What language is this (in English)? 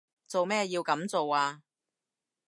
Cantonese